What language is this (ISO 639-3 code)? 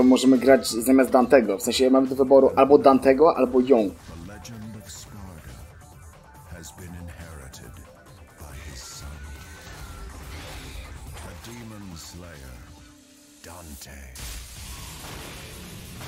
pol